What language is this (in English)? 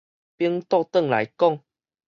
Min Nan Chinese